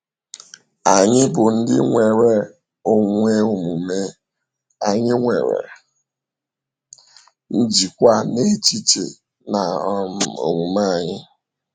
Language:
Igbo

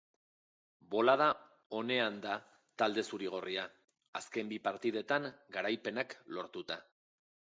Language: Basque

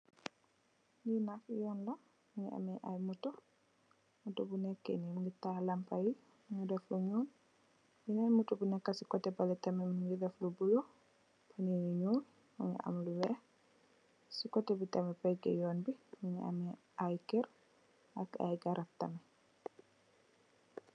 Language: Wolof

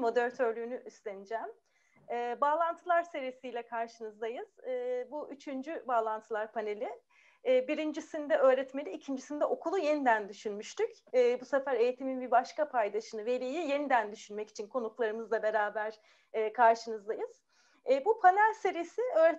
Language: Turkish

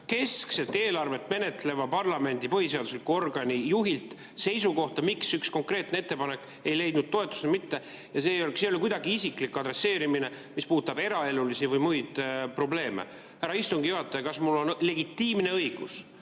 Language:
Estonian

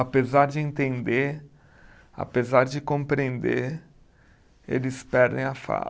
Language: Portuguese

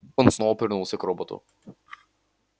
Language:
Russian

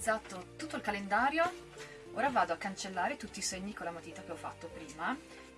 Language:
Italian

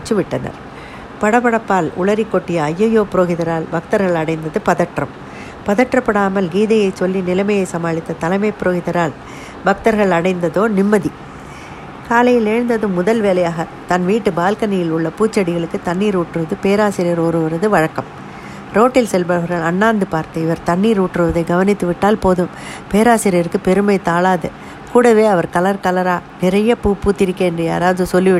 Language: Tamil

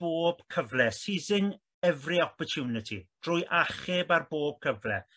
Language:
Welsh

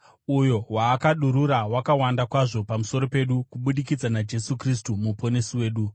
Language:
Shona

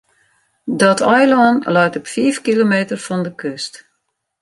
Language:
Western Frisian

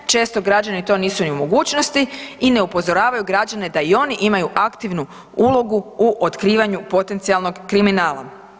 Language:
Croatian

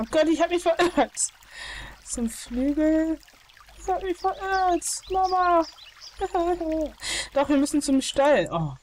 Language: German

